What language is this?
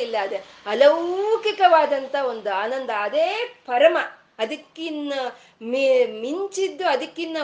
Kannada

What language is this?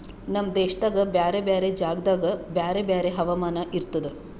Kannada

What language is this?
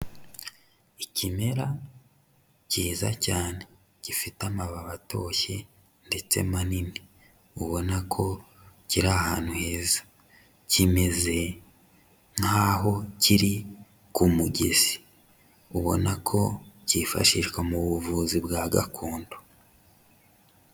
Kinyarwanda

